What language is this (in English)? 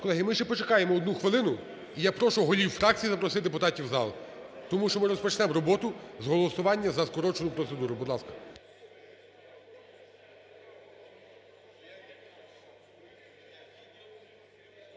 Ukrainian